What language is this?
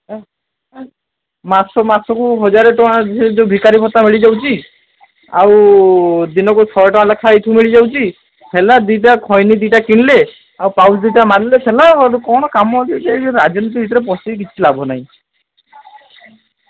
Odia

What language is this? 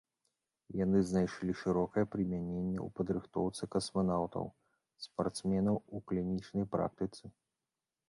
Belarusian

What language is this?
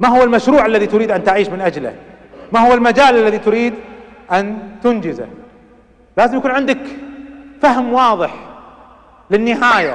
Arabic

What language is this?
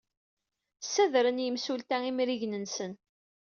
Kabyle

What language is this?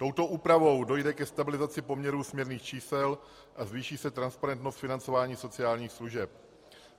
Czech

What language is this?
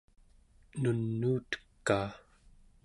Central Yupik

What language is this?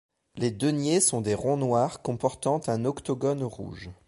French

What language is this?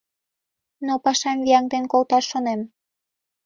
Mari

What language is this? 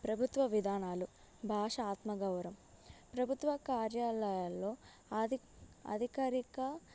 Telugu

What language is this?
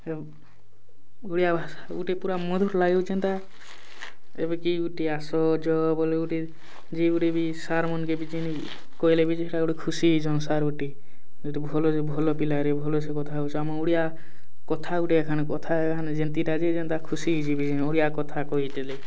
Odia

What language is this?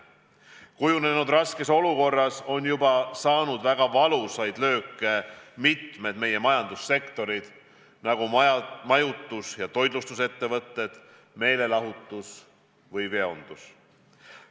Estonian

